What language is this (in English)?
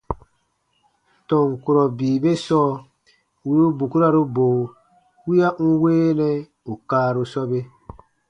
Baatonum